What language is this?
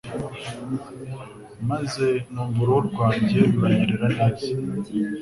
Kinyarwanda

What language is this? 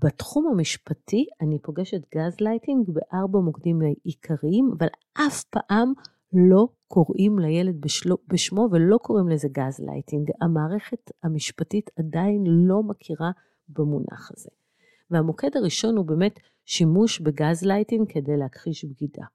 Hebrew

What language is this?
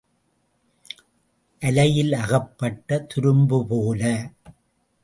Tamil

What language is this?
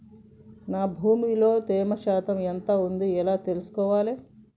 Telugu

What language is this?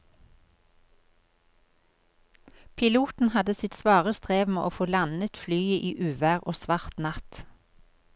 Norwegian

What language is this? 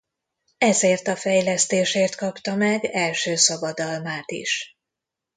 Hungarian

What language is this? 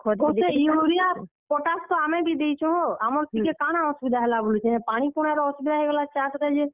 Odia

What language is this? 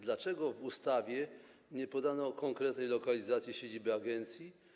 Polish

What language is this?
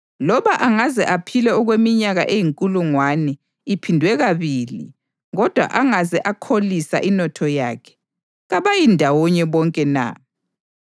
North Ndebele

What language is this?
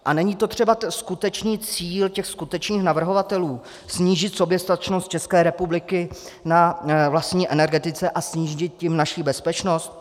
Czech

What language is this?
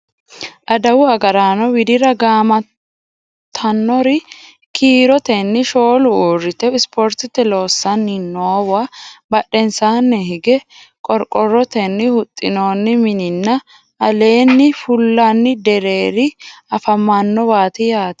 Sidamo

